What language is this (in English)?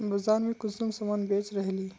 Magahi